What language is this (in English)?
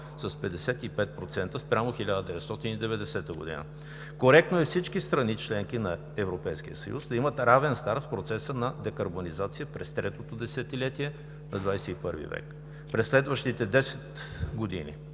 Bulgarian